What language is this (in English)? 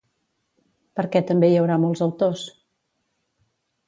Catalan